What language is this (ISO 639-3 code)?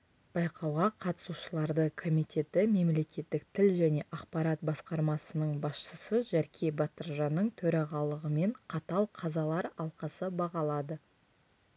kaz